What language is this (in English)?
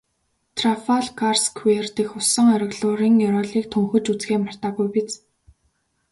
Mongolian